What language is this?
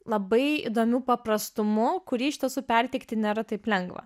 Lithuanian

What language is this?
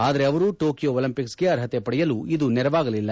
Kannada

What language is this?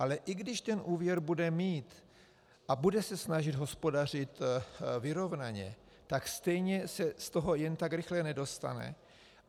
Czech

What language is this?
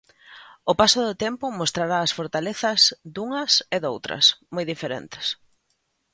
Galician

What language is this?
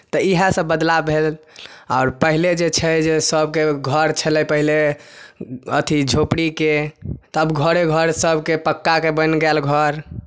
Maithili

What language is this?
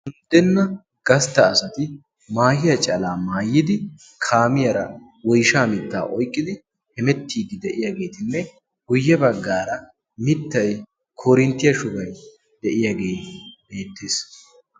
Wolaytta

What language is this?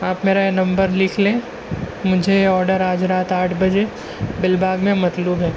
Urdu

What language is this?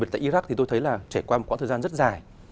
Vietnamese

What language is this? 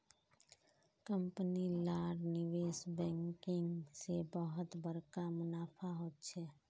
Magahi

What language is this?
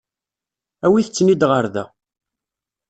Kabyle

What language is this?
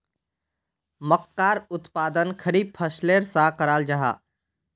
Magahi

